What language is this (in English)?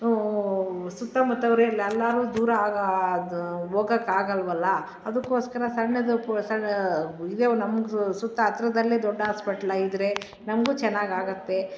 Kannada